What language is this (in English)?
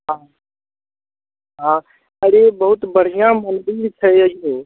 Maithili